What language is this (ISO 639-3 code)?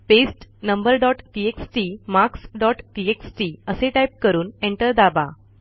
mar